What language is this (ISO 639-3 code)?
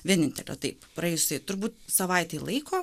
lit